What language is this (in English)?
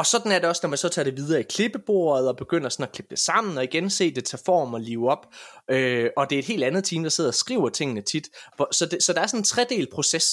Danish